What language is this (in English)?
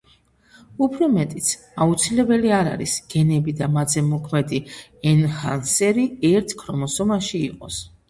Georgian